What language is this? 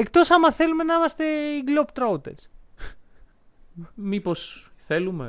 Greek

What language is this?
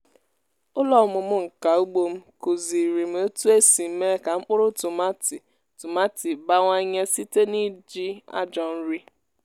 Igbo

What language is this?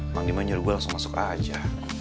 Indonesian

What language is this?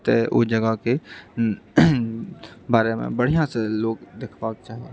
Maithili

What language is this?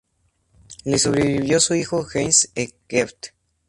Spanish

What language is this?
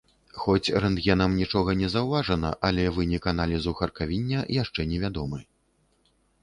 Belarusian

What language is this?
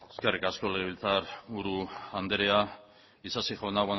Basque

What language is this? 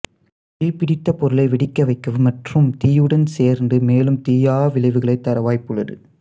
Tamil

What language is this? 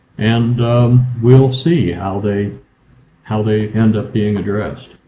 English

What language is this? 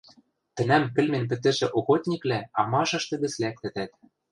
Western Mari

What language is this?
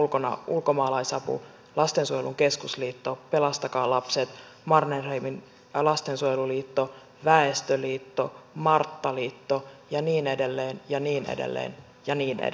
Finnish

